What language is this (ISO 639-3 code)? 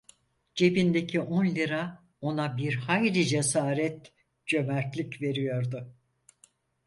tur